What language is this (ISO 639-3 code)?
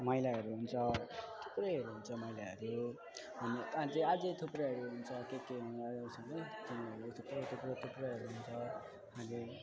nep